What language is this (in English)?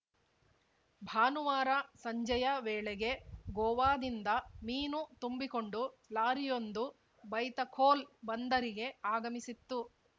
Kannada